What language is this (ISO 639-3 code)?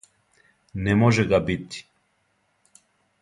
srp